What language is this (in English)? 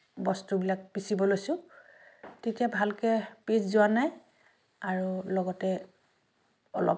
Assamese